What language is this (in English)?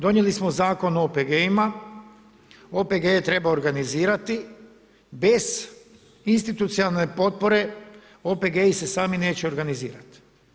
Croatian